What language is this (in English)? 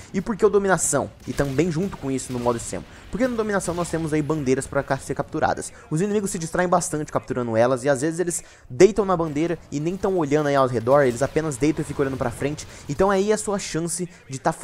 Portuguese